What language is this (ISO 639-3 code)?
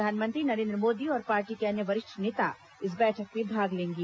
hin